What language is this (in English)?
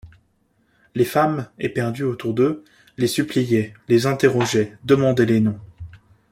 French